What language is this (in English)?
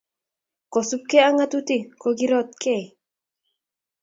Kalenjin